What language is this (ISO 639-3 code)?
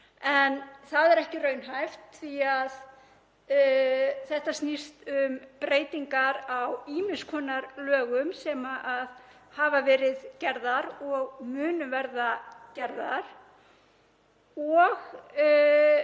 isl